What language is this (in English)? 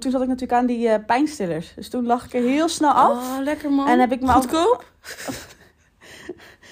Dutch